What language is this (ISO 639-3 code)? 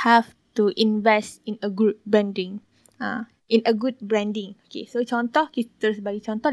msa